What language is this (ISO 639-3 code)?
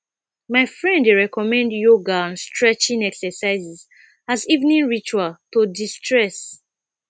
pcm